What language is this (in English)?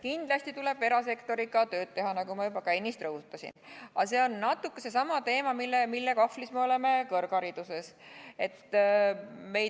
Estonian